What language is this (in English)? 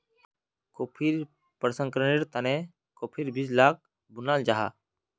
Magahi